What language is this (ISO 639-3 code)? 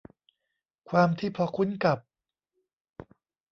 tha